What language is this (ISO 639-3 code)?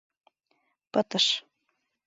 chm